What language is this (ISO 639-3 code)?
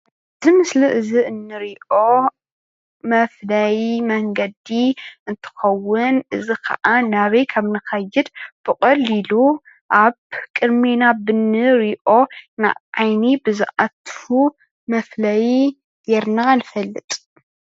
tir